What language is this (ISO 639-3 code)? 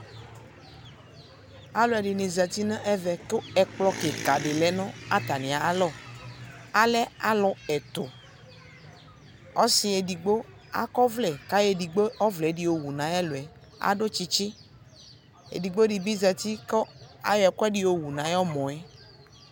kpo